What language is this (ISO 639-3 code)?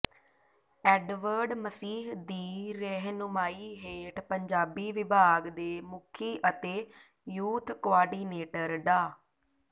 pan